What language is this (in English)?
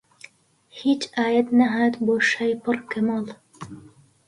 Central Kurdish